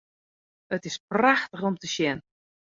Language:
Western Frisian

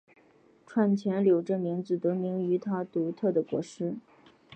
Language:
Chinese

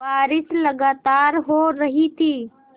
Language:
Hindi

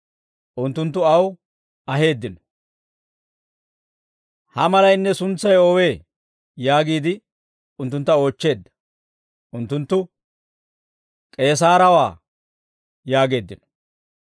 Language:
Dawro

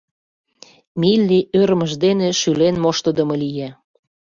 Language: Mari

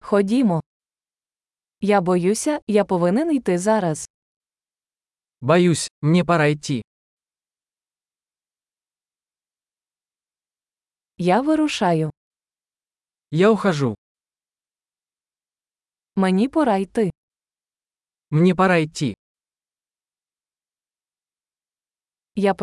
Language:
Ukrainian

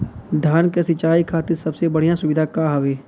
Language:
Bhojpuri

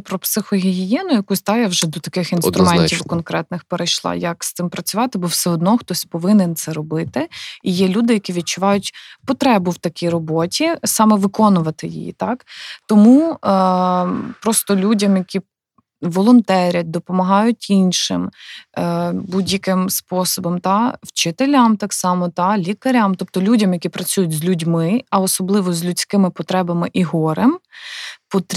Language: Ukrainian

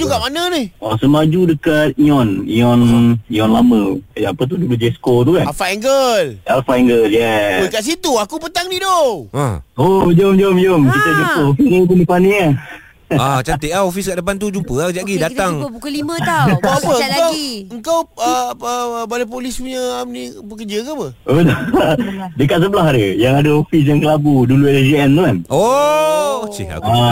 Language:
Malay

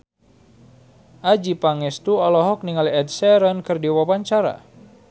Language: Sundanese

